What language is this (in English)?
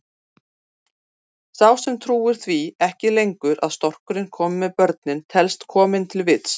Icelandic